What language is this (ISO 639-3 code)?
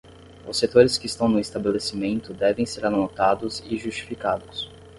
por